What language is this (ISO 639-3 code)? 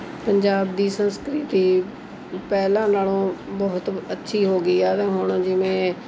pan